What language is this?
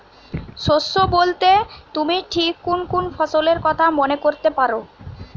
Bangla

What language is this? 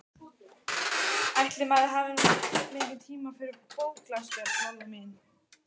Icelandic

